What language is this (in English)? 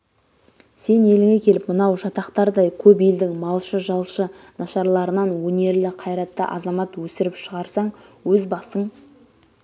Kazakh